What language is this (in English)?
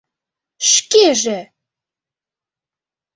Mari